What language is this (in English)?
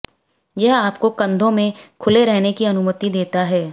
Hindi